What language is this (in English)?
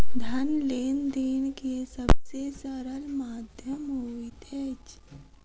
Maithili